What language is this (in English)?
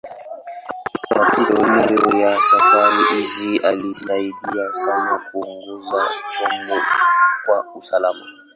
Swahili